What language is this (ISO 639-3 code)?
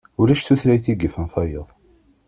kab